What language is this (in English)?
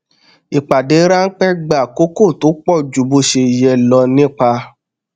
Yoruba